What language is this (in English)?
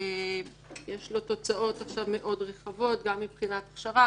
Hebrew